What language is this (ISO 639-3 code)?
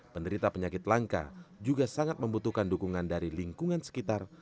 ind